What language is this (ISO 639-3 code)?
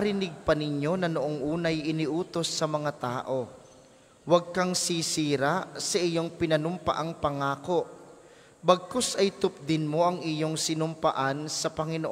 fil